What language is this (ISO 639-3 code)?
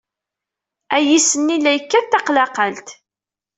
kab